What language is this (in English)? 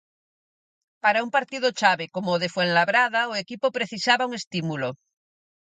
Galician